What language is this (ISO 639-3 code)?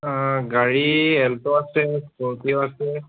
asm